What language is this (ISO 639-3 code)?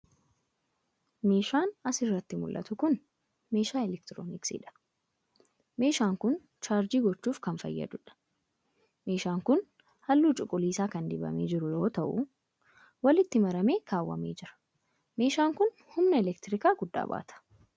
orm